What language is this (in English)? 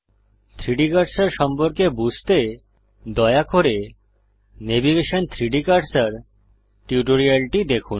Bangla